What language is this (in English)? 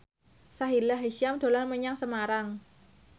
Javanese